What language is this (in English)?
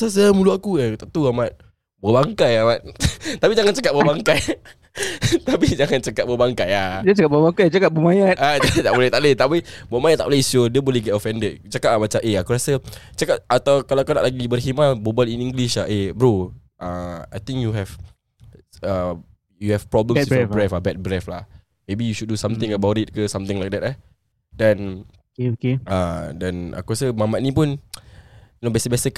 Malay